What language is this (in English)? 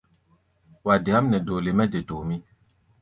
Gbaya